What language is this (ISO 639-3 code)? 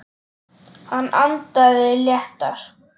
isl